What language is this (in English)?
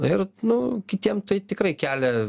Lithuanian